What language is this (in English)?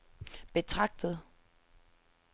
Danish